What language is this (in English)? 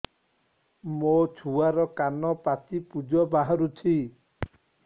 Odia